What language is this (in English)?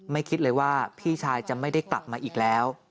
Thai